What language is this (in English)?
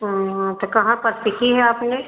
Hindi